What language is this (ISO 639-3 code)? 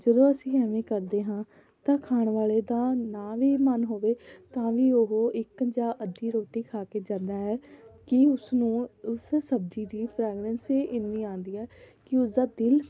pan